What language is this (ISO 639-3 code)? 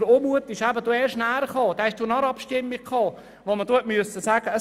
gsw